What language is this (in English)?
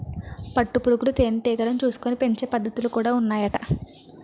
Telugu